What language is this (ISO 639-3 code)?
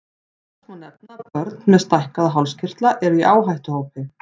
isl